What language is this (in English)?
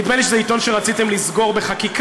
Hebrew